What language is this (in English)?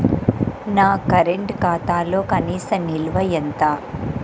Telugu